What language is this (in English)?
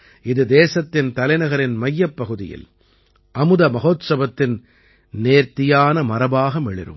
Tamil